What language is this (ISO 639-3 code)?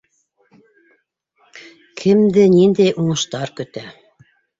bak